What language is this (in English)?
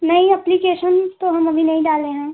Hindi